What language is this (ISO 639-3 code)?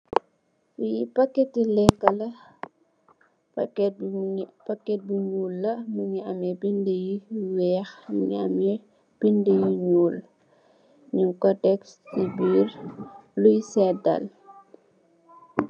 wol